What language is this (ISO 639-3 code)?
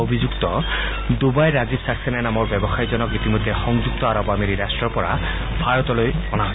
asm